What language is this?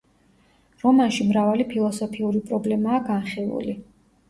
Georgian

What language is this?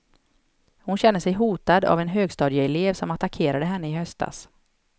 Swedish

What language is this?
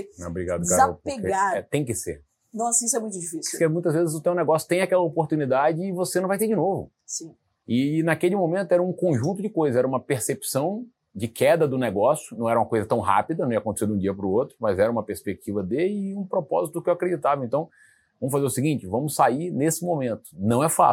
Portuguese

